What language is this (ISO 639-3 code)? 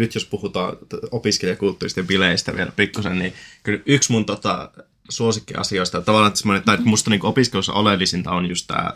fin